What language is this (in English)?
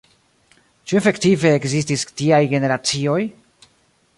Esperanto